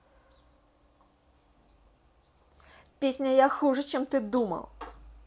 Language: Russian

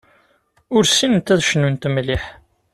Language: Kabyle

